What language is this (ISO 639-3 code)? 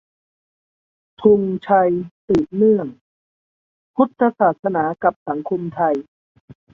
tha